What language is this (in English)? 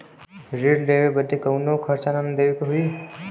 Bhojpuri